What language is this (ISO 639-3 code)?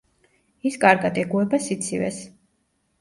kat